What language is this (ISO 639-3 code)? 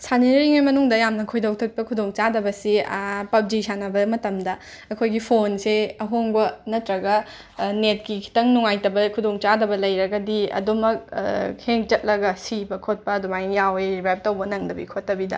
mni